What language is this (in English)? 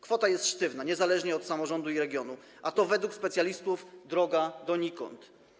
Polish